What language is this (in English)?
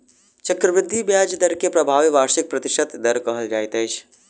Maithili